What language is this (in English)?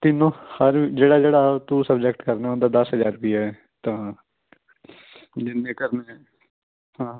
Punjabi